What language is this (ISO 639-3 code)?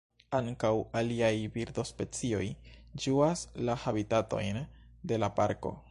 epo